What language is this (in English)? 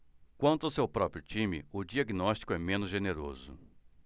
Portuguese